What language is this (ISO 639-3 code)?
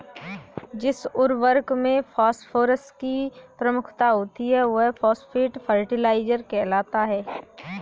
hin